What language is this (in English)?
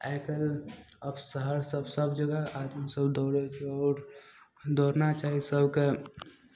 Maithili